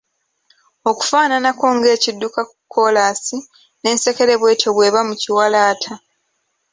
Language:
Ganda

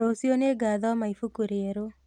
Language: Kikuyu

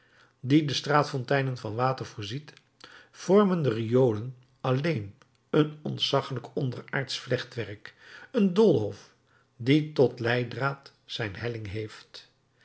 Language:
Dutch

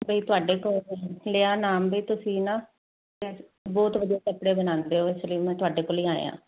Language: Punjabi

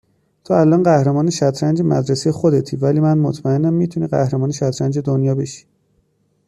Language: Persian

